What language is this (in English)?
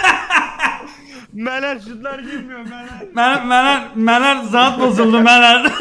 Turkish